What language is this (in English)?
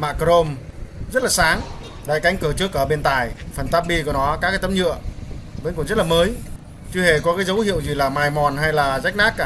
Vietnamese